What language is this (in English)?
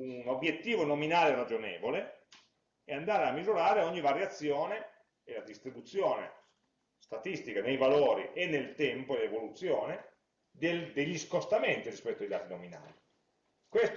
Italian